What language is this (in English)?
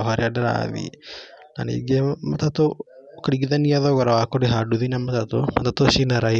Kikuyu